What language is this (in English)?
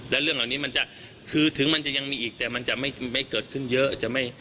Thai